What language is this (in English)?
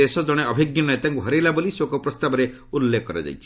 Odia